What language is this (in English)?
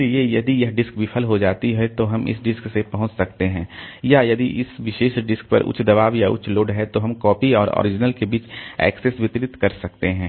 Hindi